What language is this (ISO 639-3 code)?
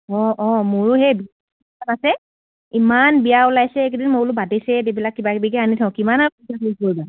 asm